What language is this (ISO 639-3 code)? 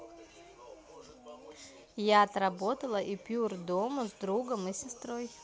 rus